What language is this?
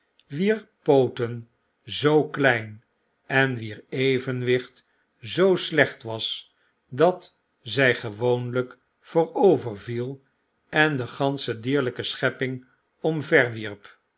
Dutch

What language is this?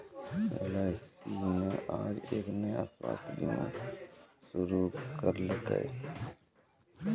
Maithili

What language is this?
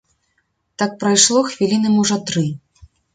Belarusian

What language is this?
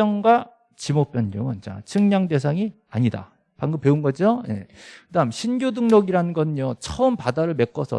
Korean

